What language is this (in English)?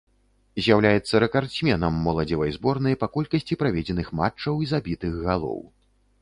Belarusian